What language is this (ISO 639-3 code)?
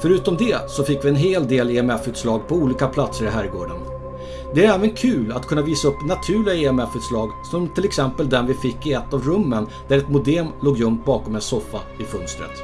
swe